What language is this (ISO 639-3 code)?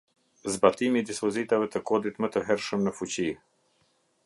sqi